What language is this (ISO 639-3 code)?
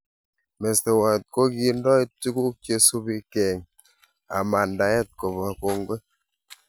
kln